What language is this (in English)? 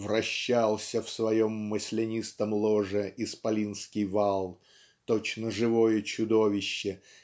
Russian